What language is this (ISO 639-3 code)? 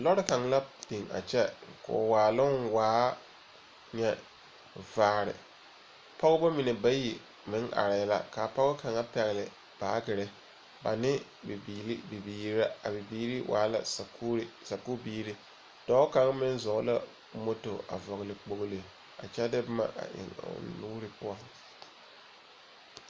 dga